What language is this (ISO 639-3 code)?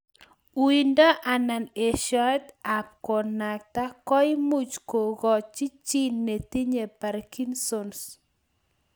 kln